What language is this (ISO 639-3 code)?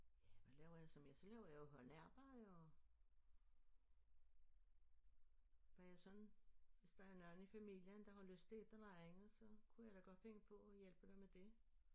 dan